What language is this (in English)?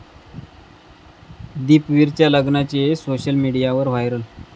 Marathi